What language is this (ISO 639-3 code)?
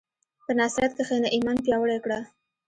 pus